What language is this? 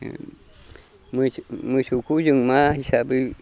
Bodo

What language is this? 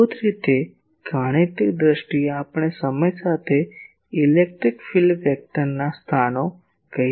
Gujarati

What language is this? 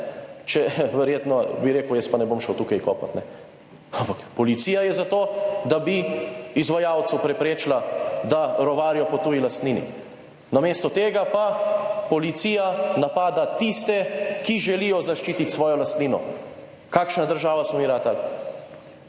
Slovenian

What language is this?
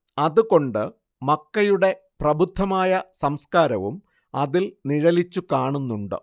Malayalam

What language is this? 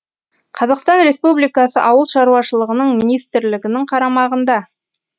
Kazakh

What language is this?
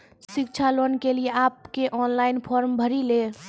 Maithili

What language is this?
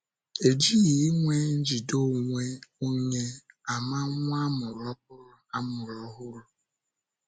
Igbo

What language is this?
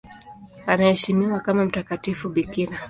Swahili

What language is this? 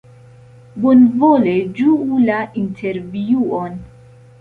Esperanto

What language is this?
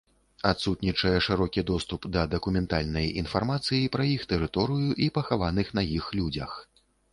Belarusian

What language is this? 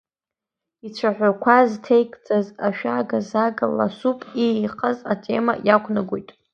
Abkhazian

